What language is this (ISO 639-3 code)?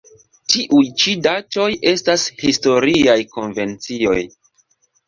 epo